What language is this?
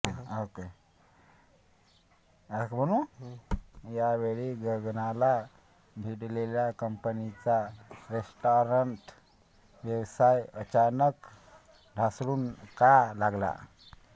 Marathi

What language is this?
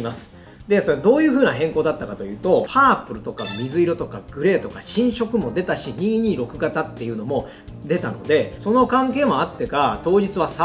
Japanese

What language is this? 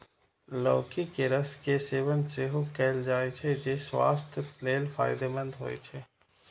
Maithili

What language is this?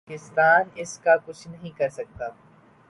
Urdu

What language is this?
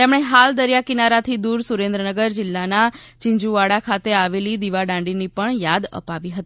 Gujarati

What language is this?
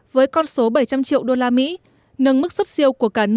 Vietnamese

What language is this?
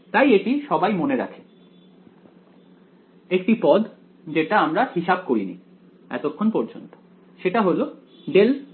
Bangla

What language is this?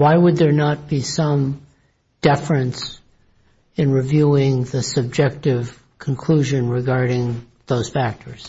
English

